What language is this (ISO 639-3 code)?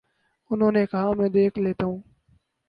urd